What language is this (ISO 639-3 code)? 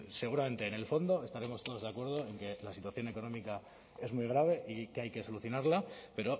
spa